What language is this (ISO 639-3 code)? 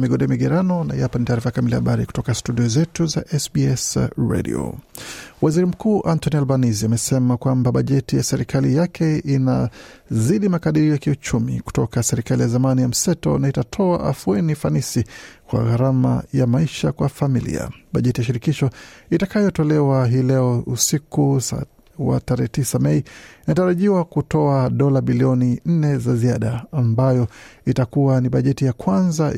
swa